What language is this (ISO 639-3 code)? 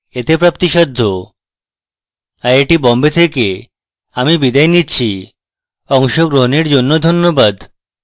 ben